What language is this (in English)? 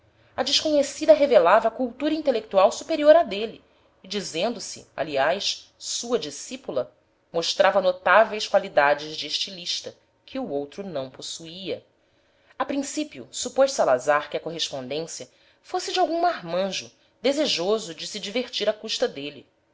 Portuguese